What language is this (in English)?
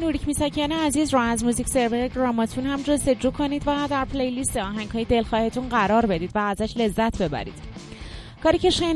Persian